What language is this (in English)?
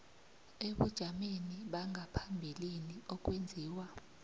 South Ndebele